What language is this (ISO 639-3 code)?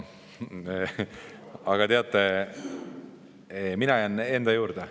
est